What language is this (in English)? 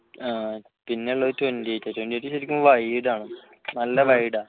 Malayalam